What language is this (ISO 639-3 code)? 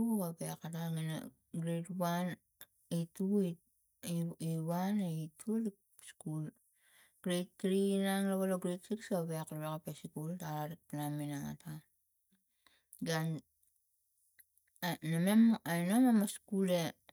tgc